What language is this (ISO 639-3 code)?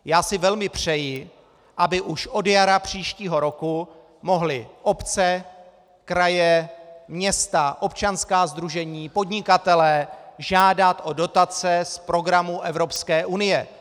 ces